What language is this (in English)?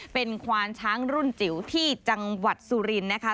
Thai